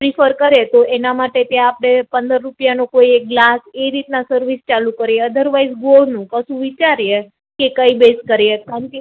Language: Gujarati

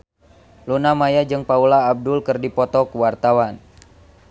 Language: Sundanese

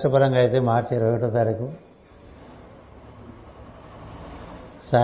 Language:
Telugu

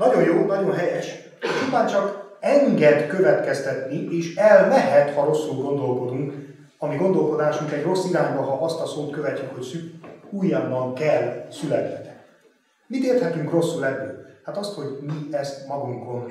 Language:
Hungarian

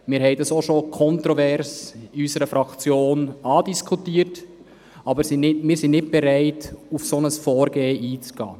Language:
Swiss German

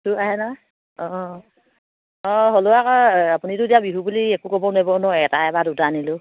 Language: Assamese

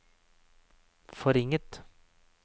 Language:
Norwegian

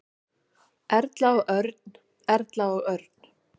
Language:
Icelandic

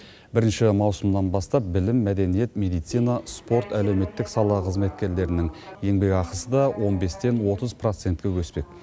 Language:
Kazakh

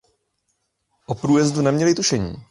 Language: Czech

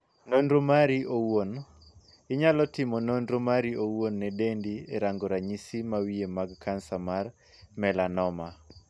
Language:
Luo (Kenya and Tanzania)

